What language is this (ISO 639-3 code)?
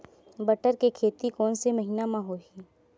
hne